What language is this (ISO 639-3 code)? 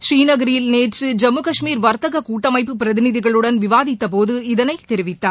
tam